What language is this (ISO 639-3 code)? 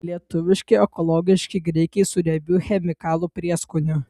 lit